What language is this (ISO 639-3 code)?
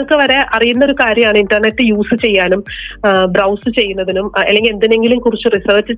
mal